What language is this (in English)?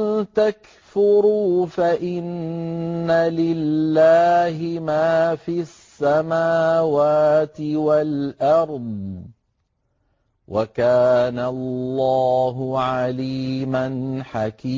Arabic